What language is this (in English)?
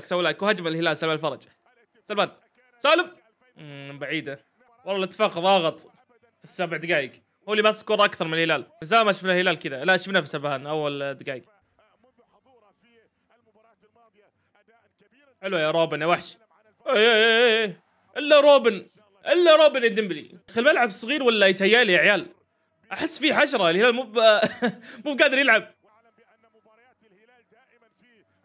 Arabic